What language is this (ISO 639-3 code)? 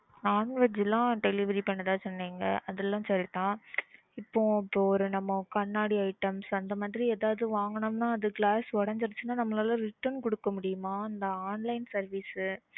tam